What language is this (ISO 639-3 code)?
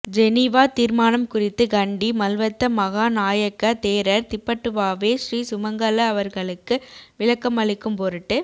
tam